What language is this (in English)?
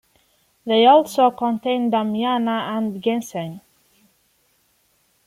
English